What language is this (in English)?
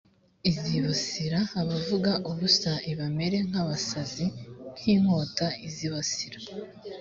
Kinyarwanda